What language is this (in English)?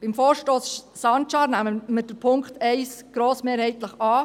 Swiss German